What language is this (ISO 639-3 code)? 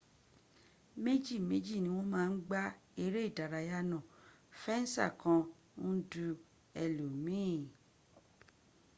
yor